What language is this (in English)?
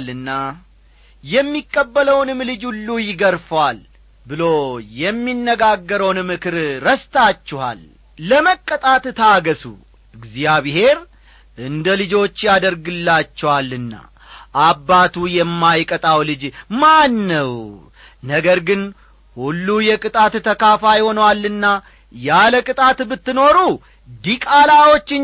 Amharic